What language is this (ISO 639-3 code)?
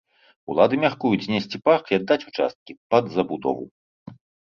bel